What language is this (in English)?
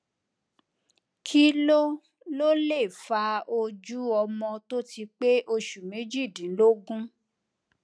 Yoruba